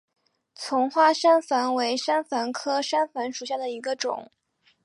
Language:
Chinese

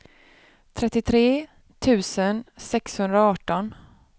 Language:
Swedish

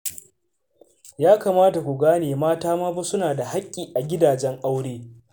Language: Hausa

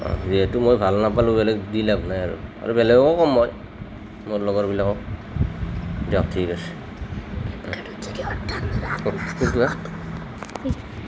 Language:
Assamese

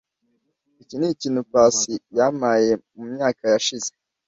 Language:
Kinyarwanda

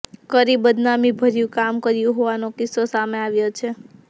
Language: Gujarati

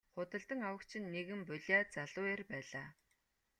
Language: Mongolian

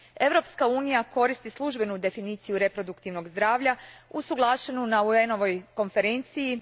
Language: Croatian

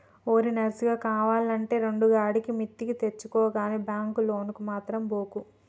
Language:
Telugu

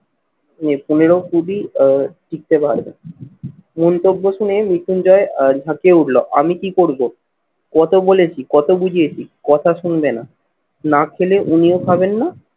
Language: Bangla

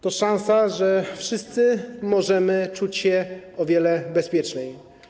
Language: Polish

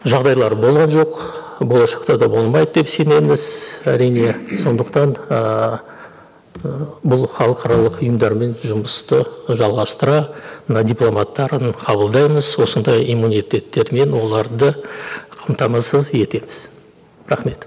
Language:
Kazakh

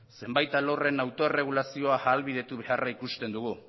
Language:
Basque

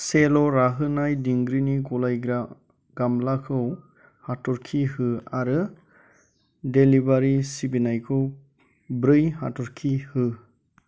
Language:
Bodo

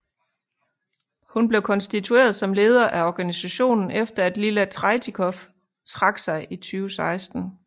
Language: Danish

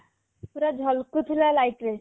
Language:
Odia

